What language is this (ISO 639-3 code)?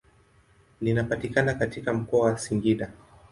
swa